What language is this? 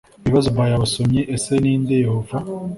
Kinyarwanda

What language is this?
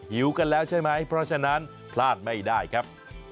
Thai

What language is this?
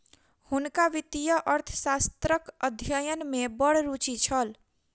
Maithili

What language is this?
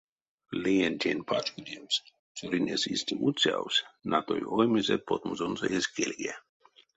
Erzya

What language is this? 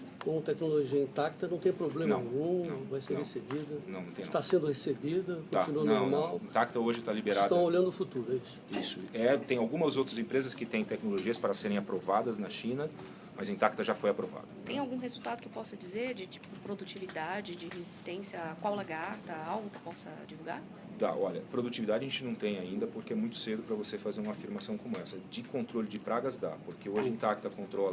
Portuguese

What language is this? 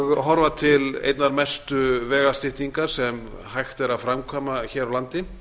Icelandic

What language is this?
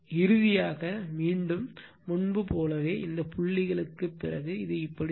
Tamil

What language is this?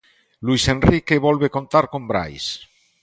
Galician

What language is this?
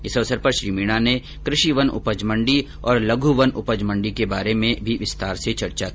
Hindi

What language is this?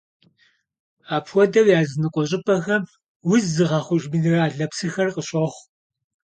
Kabardian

